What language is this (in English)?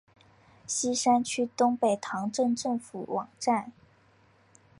Chinese